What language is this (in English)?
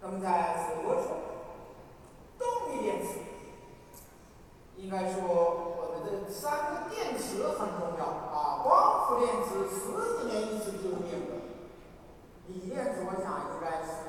Chinese